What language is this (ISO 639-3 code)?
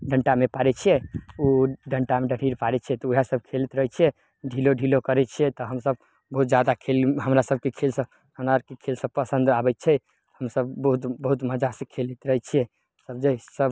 mai